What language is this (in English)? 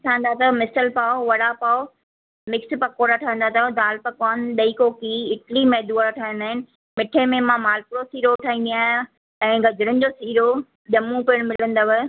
Sindhi